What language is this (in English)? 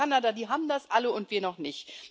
German